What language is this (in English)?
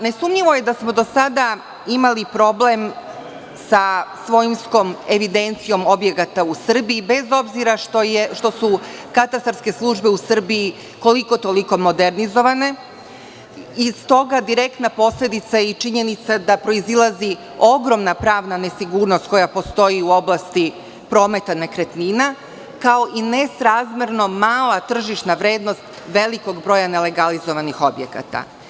Serbian